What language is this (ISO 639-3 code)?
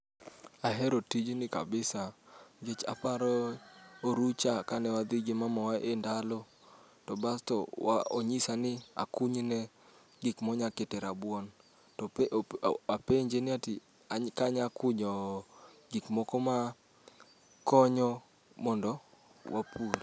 luo